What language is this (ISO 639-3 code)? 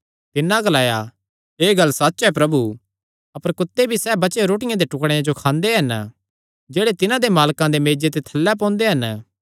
xnr